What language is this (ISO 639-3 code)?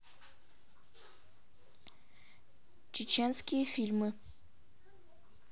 rus